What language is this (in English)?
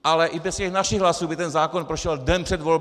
Czech